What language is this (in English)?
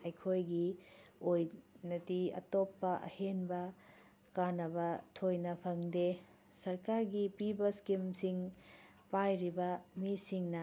Manipuri